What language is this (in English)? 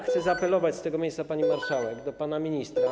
Polish